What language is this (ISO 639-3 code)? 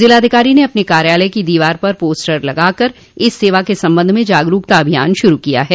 hin